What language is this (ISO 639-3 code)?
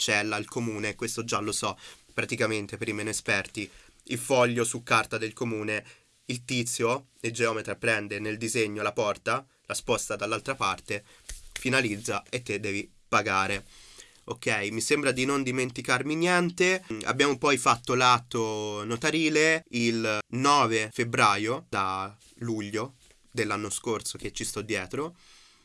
ita